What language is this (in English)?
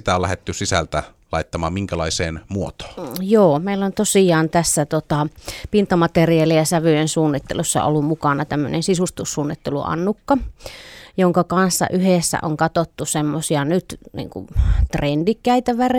Finnish